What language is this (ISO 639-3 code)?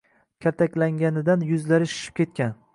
uzb